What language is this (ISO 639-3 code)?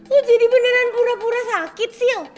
ind